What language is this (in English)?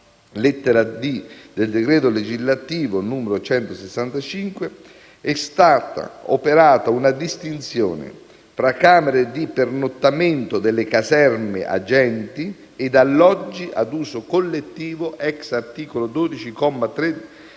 Italian